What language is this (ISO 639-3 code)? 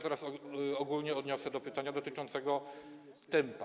pol